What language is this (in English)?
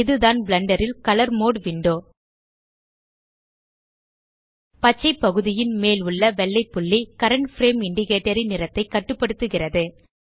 Tamil